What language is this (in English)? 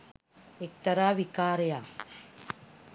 Sinhala